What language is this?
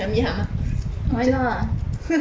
English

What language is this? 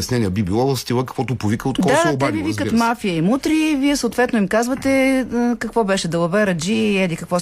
Bulgarian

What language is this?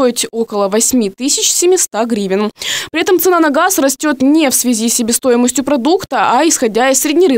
Russian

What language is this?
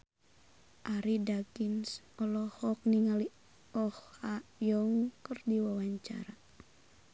Sundanese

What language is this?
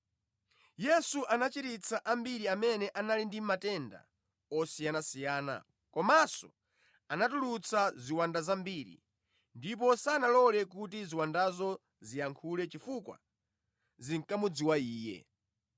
Nyanja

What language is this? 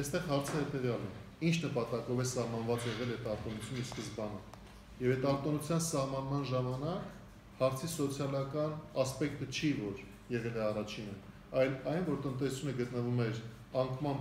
Turkish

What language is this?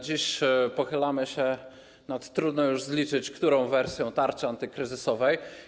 Polish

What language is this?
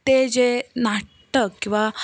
Konkani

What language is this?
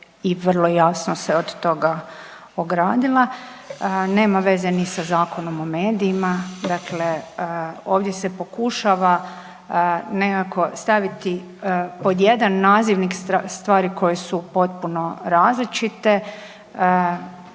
Croatian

